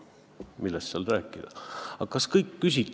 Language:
Estonian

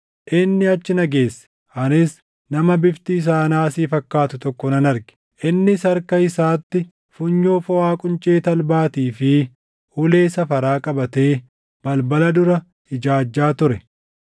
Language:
Oromo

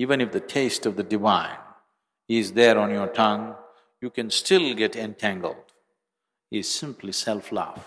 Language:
English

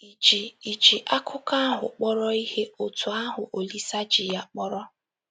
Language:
Igbo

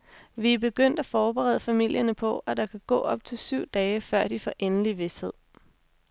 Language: Danish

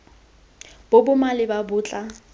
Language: Tswana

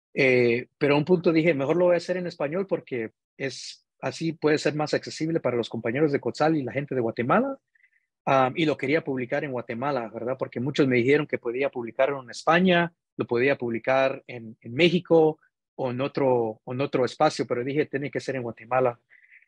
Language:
Spanish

